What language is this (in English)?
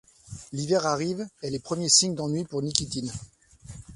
French